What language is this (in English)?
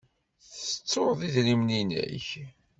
Kabyle